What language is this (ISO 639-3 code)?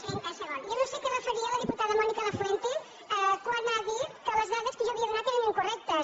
cat